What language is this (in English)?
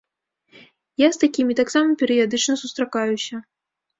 Belarusian